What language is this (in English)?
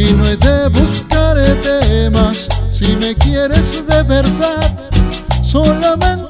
Korean